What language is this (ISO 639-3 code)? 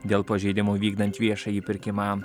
lit